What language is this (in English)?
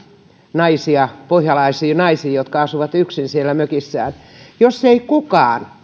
Finnish